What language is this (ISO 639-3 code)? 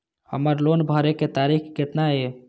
mai